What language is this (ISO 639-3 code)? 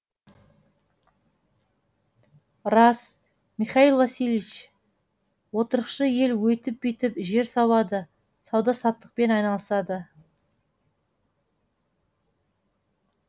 kaz